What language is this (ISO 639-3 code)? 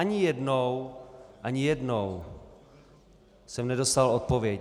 ces